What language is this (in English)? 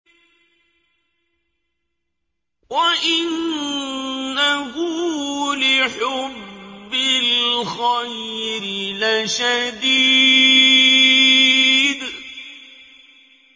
Arabic